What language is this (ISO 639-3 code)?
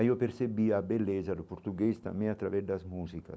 por